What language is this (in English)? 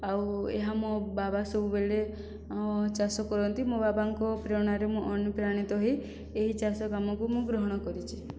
Odia